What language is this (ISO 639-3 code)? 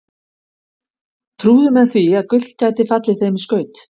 isl